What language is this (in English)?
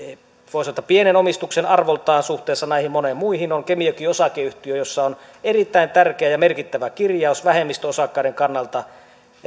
Finnish